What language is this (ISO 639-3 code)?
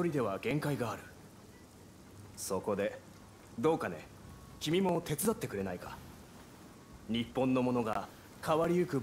tha